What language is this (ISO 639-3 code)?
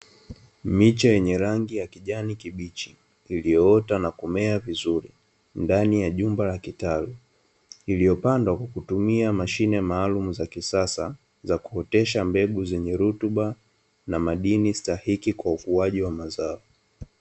swa